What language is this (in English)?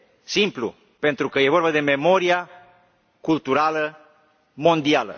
Romanian